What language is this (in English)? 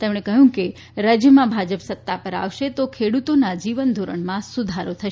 Gujarati